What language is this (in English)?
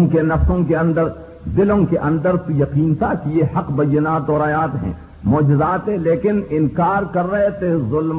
Urdu